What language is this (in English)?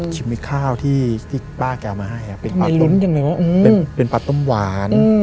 Thai